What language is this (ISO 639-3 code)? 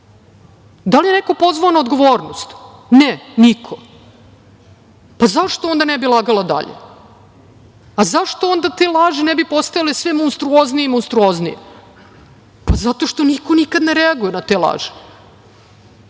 srp